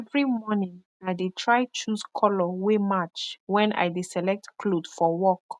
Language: Nigerian Pidgin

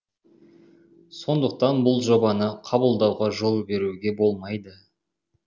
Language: Kazakh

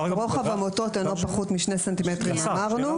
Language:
Hebrew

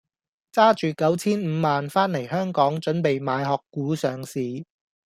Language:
Cantonese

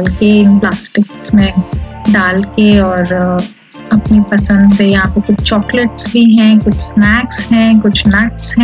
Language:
Hindi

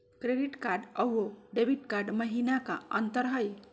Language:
Magahi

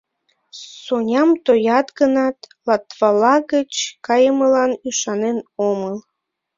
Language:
Mari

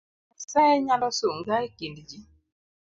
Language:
Luo (Kenya and Tanzania)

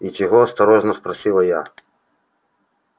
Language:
Russian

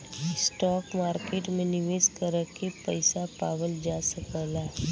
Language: Bhojpuri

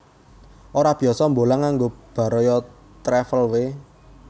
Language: Javanese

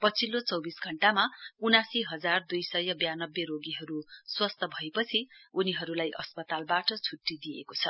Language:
Nepali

